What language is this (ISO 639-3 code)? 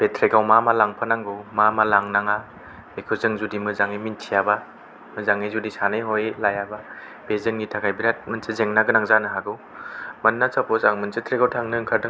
brx